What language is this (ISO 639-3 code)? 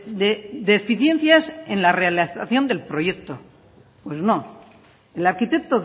spa